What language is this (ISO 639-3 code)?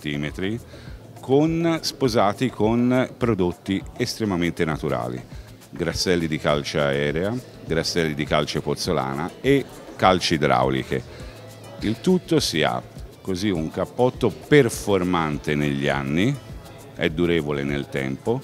ita